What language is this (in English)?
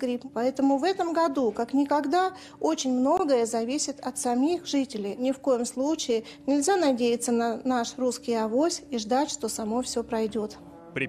Russian